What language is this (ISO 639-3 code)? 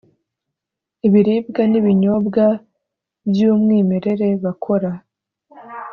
kin